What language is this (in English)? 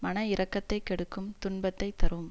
Tamil